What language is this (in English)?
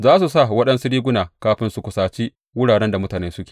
Hausa